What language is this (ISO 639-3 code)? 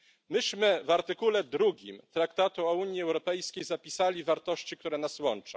pol